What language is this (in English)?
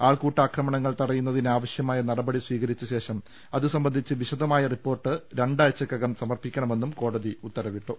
Malayalam